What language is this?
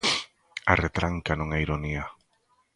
Galician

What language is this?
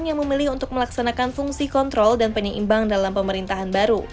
Indonesian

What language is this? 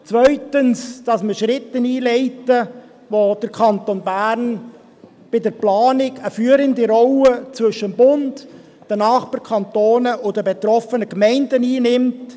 Swiss German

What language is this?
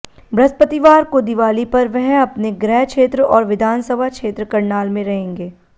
Hindi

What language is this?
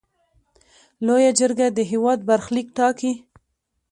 Pashto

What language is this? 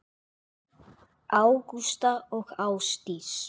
Icelandic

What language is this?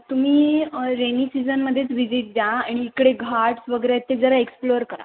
Marathi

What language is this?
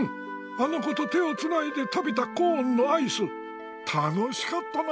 Japanese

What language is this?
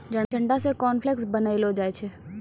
Maithili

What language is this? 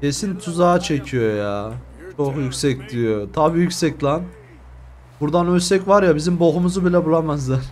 Turkish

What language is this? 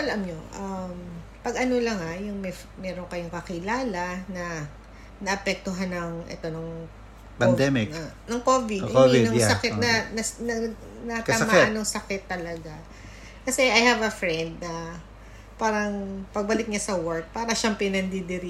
Filipino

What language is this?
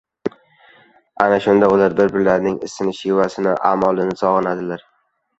Uzbek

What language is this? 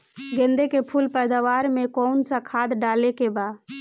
Bhojpuri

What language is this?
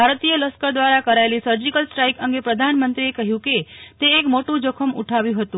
Gujarati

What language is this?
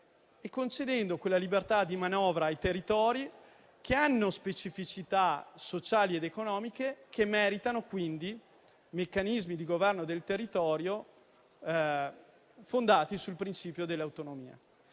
Italian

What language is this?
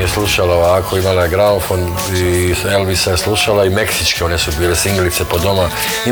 Croatian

